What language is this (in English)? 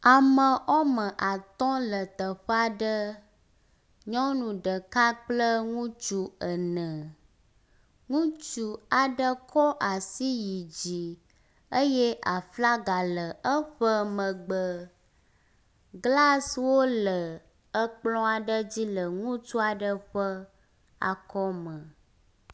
Ewe